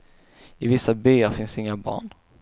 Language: Swedish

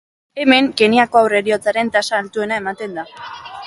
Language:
Basque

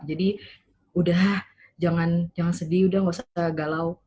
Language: Indonesian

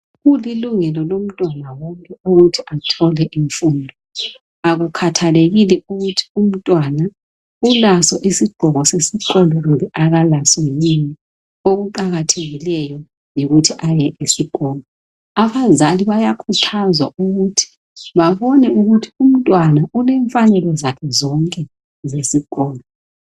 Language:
North Ndebele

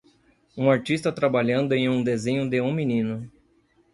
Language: Portuguese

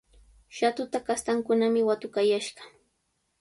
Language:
Sihuas Ancash Quechua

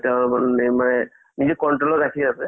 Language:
Assamese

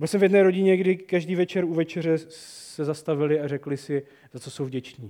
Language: Czech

